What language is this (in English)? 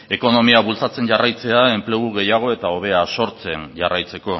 Basque